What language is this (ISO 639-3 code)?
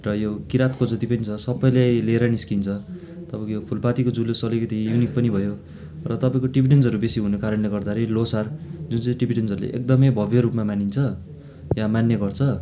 nep